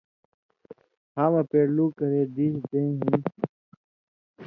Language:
Indus Kohistani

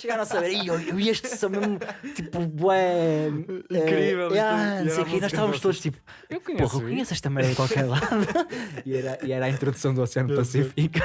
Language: Portuguese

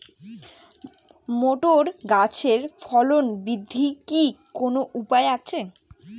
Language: Bangla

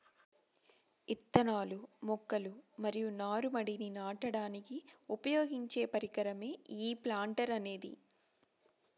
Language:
Telugu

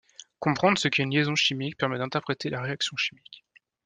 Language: French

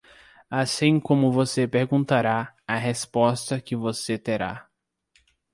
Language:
Portuguese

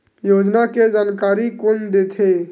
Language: Chhattisgarhi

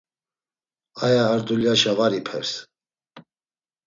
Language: Laz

